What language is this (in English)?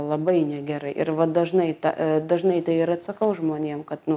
Lithuanian